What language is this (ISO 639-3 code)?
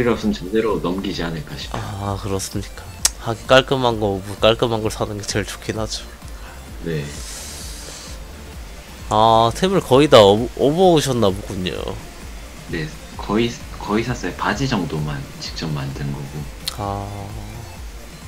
kor